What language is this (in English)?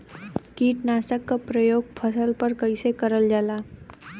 Bhojpuri